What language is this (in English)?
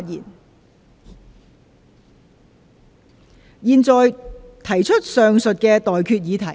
Cantonese